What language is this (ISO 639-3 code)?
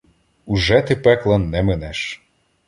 ukr